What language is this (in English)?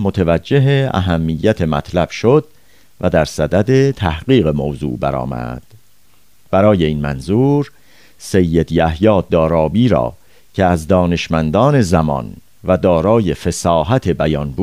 Persian